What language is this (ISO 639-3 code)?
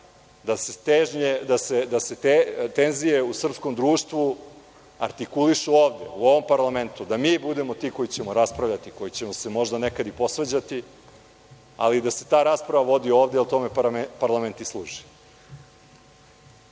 srp